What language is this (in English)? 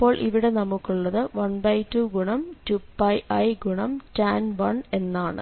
Malayalam